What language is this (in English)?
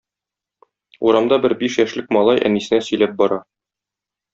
Tatar